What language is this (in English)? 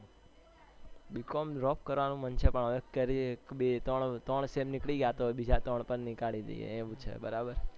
Gujarati